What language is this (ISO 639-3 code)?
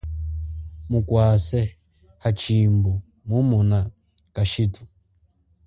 cjk